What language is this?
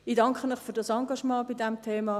Swiss German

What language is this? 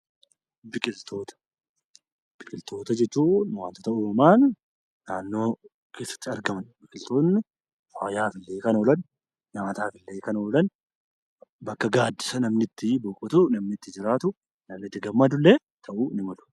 Oromo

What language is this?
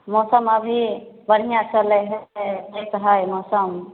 Maithili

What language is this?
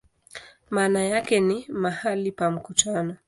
Swahili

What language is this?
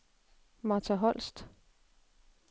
Danish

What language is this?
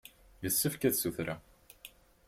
Kabyle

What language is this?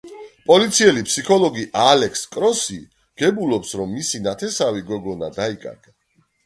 Georgian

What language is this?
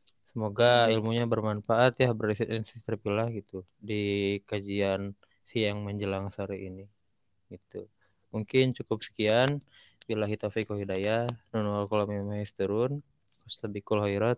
Indonesian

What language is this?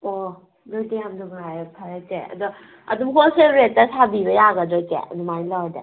Manipuri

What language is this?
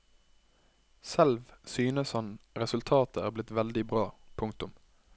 Norwegian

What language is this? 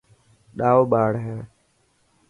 Dhatki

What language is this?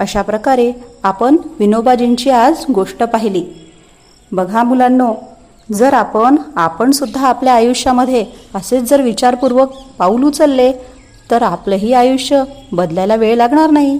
Marathi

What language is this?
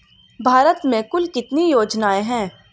Hindi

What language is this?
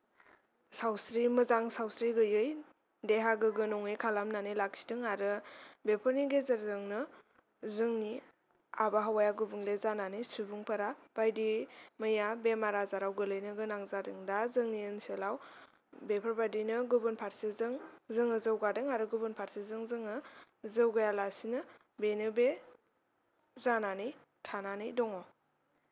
Bodo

